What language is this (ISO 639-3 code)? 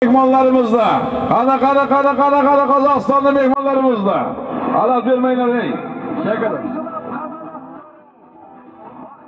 tur